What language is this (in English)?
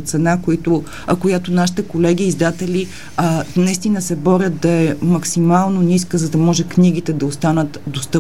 Bulgarian